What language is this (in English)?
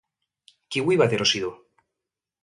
Basque